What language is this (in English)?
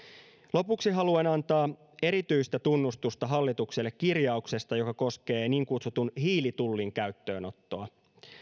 Finnish